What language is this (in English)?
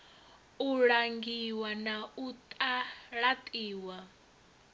Venda